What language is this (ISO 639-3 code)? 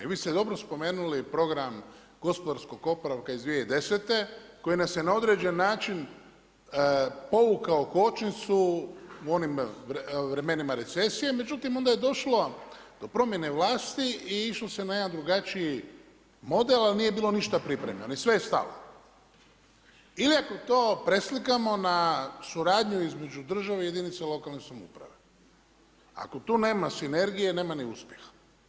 hrv